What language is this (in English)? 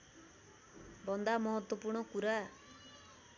Nepali